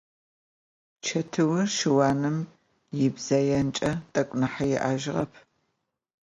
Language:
Adyghe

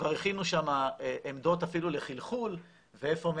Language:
Hebrew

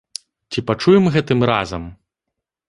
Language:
Belarusian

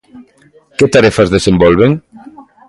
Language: Galician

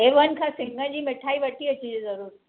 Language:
Sindhi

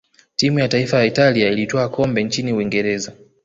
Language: Swahili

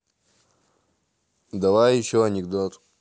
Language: Russian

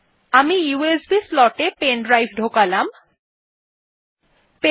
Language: Bangla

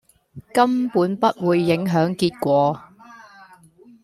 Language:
Cantonese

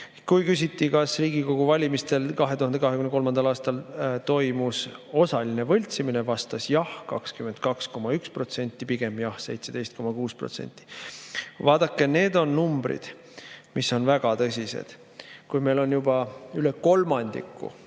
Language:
Estonian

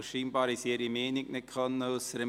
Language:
Swiss German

